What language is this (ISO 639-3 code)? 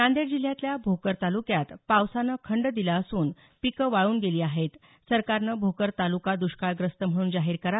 mar